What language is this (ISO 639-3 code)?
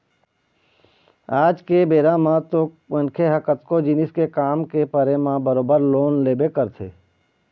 hne